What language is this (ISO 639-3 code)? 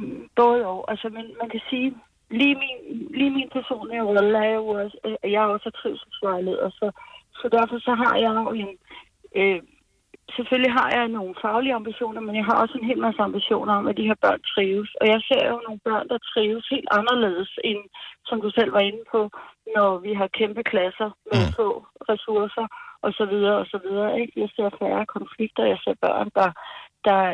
dan